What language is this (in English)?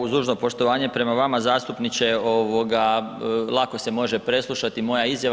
Croatian